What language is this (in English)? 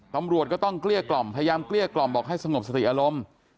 Thai